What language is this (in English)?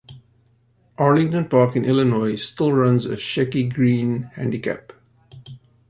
English